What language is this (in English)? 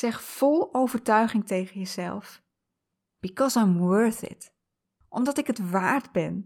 Dutch